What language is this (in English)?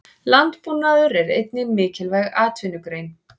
Icelandic